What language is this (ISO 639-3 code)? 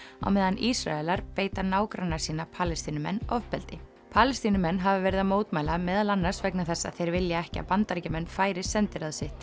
isl